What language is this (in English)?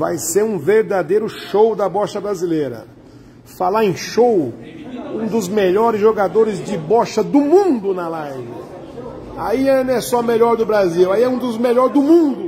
Portuguese